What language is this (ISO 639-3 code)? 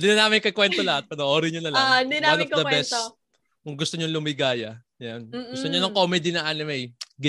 fil